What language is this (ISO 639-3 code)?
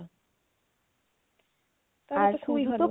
ben